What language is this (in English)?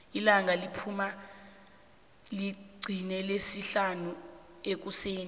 South Ndebele